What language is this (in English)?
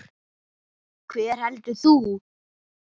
Icelandic